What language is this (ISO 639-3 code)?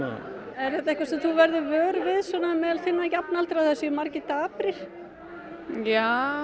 isl